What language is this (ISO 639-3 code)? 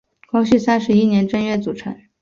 zho